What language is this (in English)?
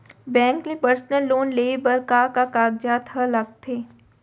Chhattisgarhi